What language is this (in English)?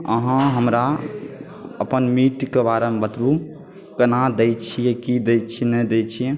Maithili